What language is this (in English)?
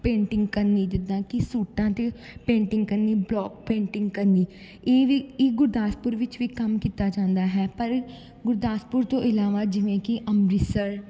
Punjabi